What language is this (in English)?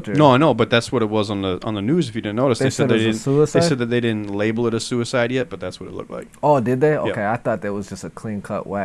English